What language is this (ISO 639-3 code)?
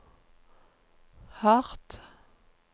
nor